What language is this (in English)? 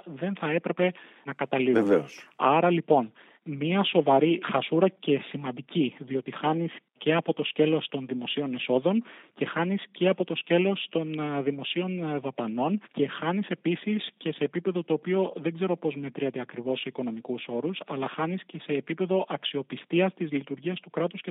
Greek